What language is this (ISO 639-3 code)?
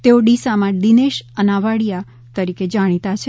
guj